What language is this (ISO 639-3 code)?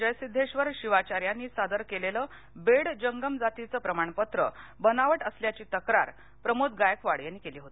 mar